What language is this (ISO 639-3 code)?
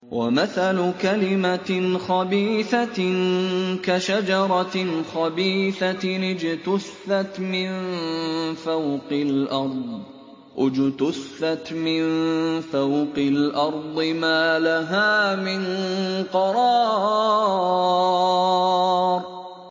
ara